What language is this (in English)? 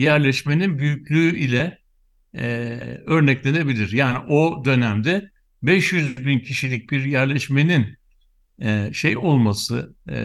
Turkish